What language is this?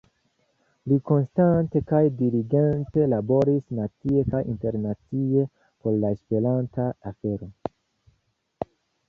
Esperanto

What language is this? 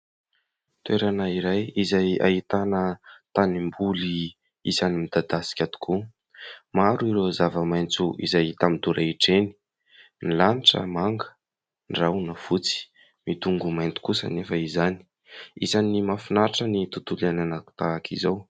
Malagasy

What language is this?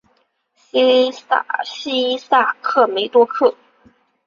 Chinese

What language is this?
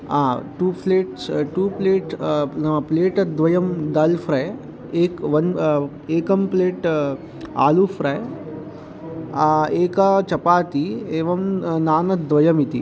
Sanskrit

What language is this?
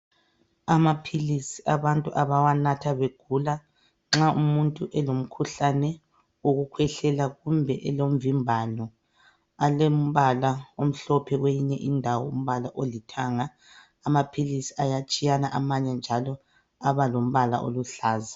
North Ndebele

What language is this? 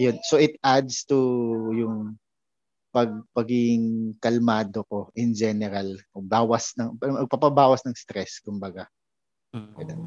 Filipino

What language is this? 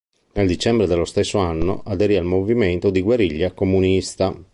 Italian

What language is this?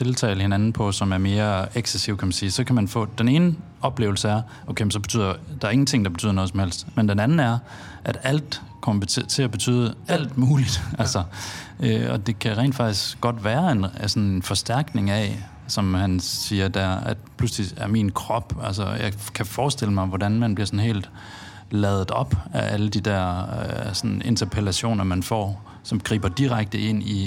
Danish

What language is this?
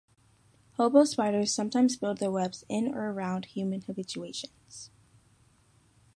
English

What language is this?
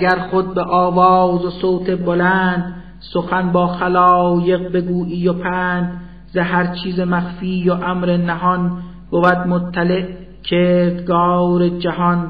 Persian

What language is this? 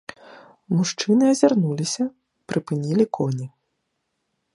Belarusian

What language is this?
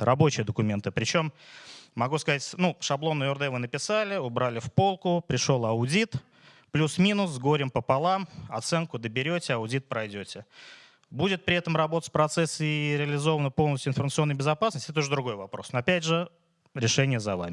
Russian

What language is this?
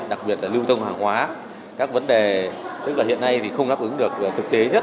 Vietnamese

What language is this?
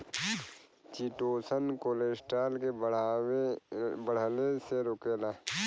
Bhojpuri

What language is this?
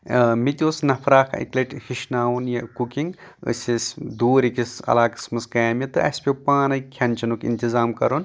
Kashmiri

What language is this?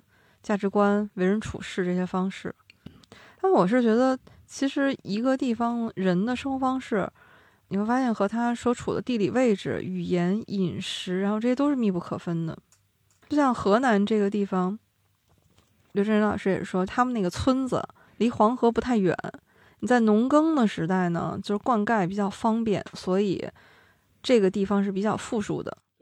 Chinese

